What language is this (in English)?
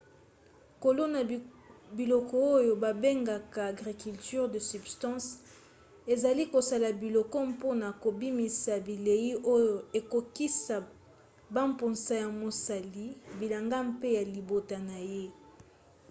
Lingala